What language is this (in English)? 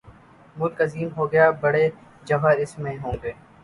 Urdu